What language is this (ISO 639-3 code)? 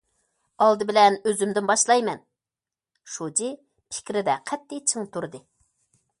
uig